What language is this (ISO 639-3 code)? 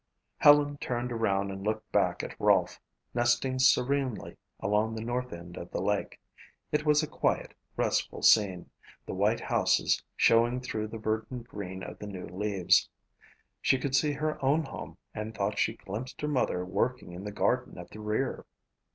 eng